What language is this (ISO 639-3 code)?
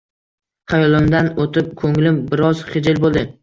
uzb